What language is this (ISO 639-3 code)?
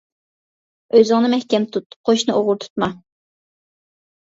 uig